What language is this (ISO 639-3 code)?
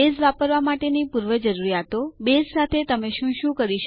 guj